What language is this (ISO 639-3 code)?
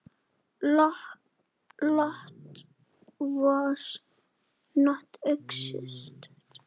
isl